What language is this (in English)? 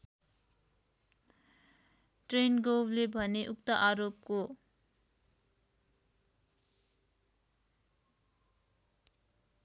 Nepali